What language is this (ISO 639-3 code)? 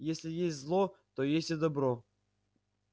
rus